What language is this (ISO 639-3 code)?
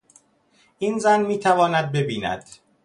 fas